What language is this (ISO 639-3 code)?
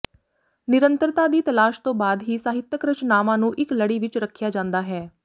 pan